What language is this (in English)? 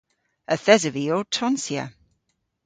Cornish